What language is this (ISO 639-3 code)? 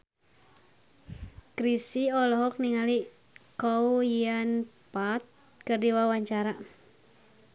sun